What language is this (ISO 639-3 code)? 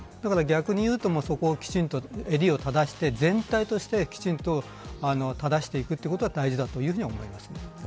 jpn